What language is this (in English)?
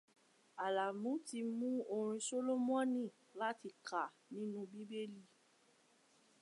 Yoruba